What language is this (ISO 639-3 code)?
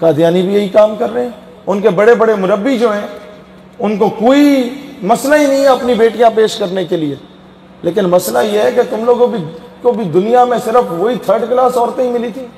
hin